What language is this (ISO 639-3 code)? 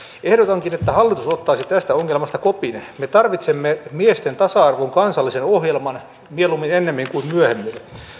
fin